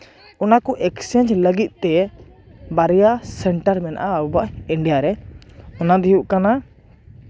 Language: Santali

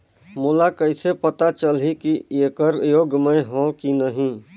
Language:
Chhattisgarhi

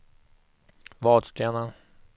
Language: Swedish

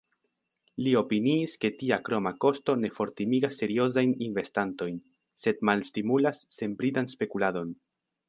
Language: Esperanto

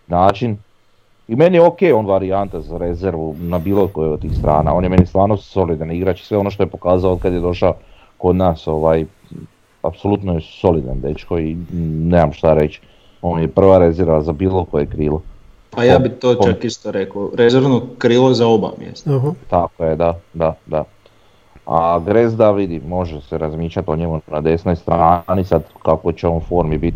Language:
Croatian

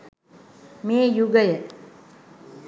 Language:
Sinhala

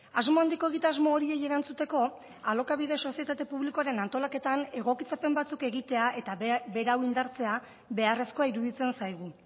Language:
Basque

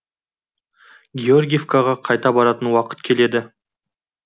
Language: Kazakh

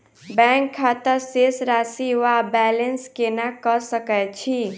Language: Maithili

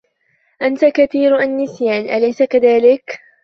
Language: Arabic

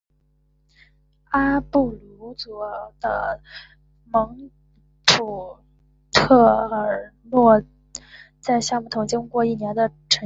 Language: Chinese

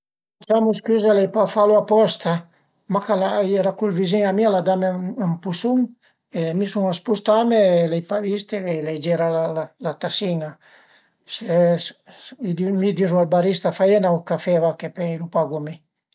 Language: Piedmontese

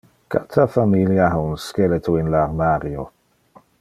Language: Interlingua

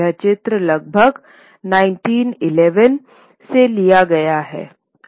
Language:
Hindi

